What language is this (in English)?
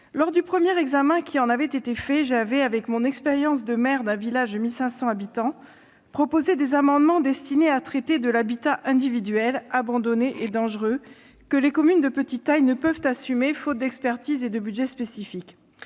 French